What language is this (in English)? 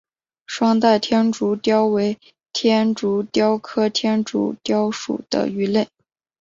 Chinese